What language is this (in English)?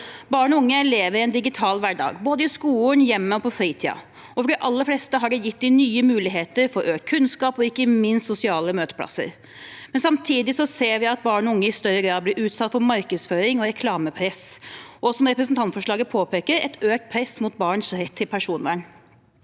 Norwegian